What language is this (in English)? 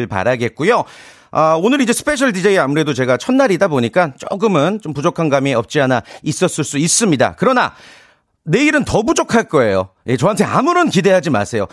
Korean